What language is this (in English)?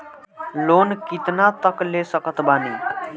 Bhojpuri